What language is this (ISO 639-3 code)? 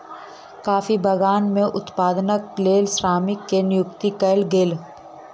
mai